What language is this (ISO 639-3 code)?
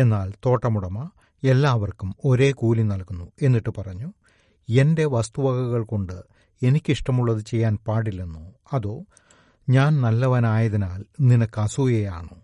mal